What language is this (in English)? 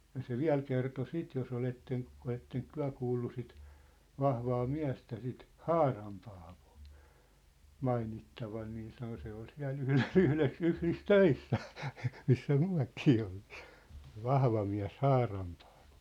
Finnish